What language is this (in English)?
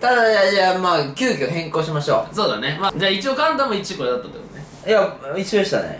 Japanese